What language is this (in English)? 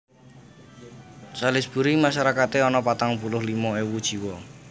Javanese